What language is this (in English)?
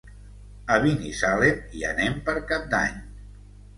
Catalan